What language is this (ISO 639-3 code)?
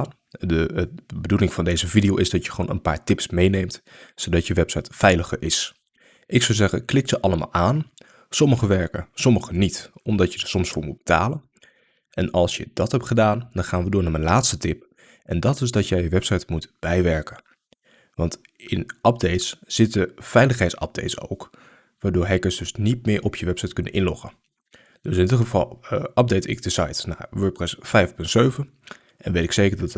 nld